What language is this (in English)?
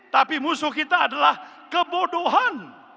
Indonesian